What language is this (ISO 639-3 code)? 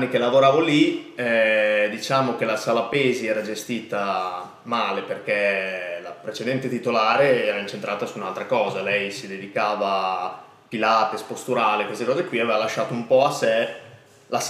ita